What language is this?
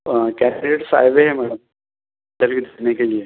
Urdu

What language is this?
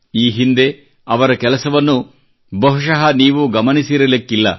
Kannada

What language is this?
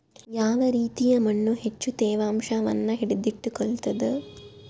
Kannada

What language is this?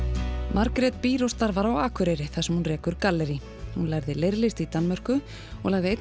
Icelandic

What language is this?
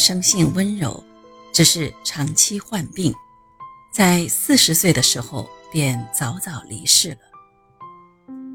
Chinese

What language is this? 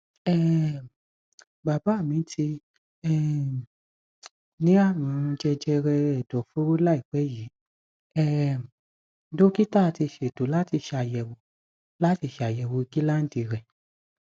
Yoruba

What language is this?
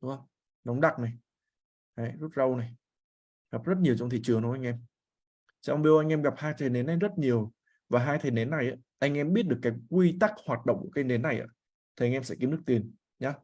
Vietnamese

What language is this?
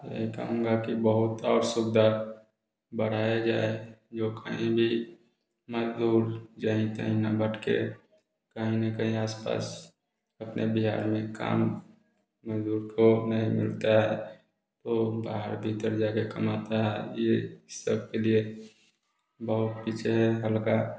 Hindi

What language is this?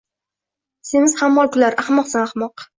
Uzbek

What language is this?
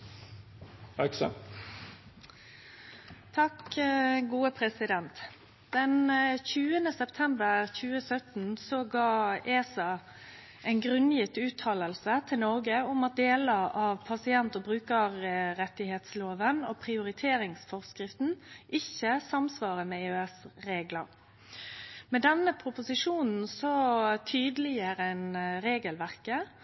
Norwegian Nynorsk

